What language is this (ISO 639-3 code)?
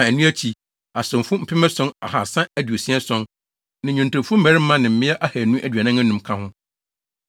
aka